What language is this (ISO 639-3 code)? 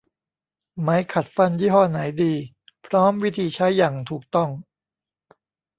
tha